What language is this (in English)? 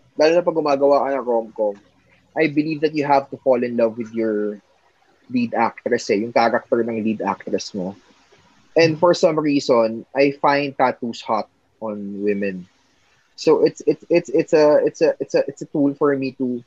Filipino